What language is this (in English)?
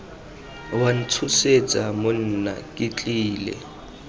Tswana